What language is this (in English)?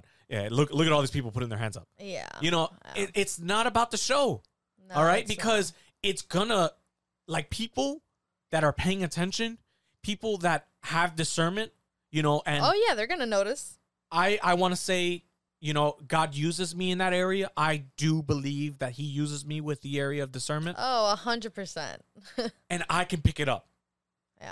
English